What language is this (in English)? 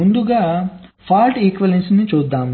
Telugu